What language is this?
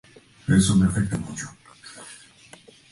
Spanish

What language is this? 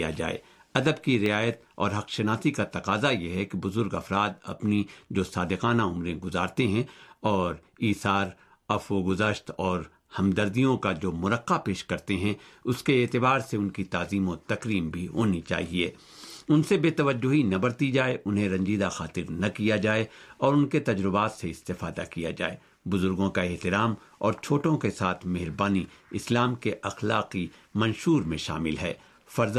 Urdu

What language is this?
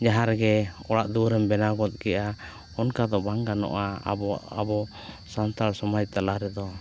Santali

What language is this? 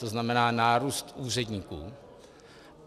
Czech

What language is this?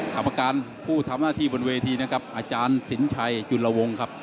Thai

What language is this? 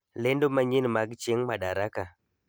Luo (Kenya and Tanzania)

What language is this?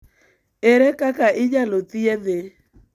Luo (Kenya and Tanzania)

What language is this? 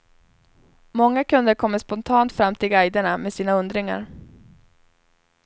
Swedish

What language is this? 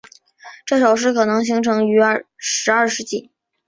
Chinese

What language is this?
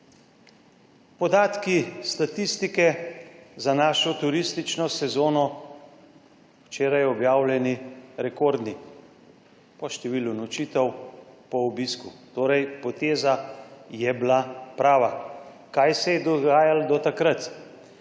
Slovenian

